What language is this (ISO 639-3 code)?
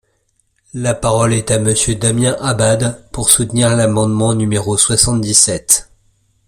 fra